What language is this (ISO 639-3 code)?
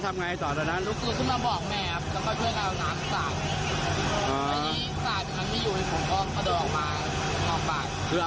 tha